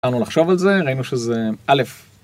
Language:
Hebrew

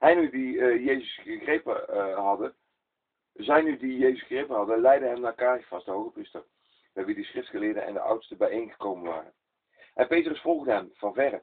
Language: Dutch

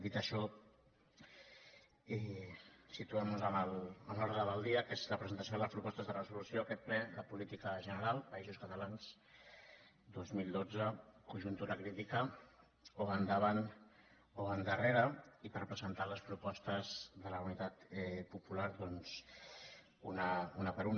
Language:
Catalan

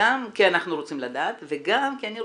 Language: Hebrew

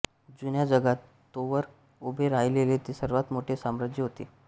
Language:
Marathi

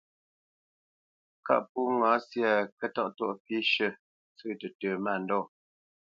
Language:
Bamenyam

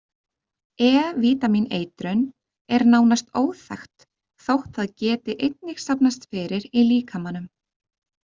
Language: Icelandic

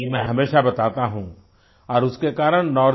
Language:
Hindi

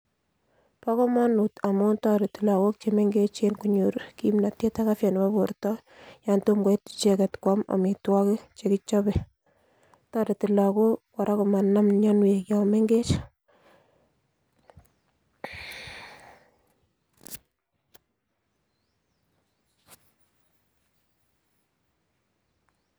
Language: Kalenjin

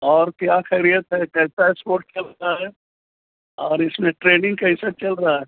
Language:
Urdu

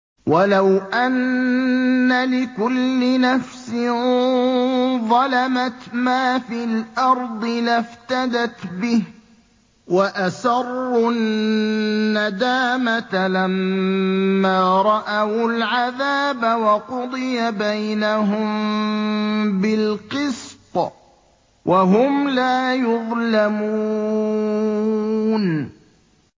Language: Arabic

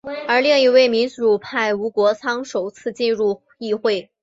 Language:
Chinese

